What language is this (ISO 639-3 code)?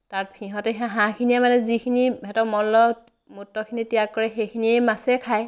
asm